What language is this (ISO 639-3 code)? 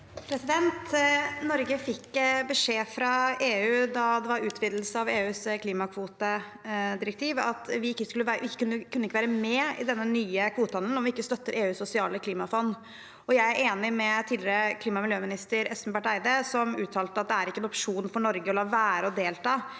nor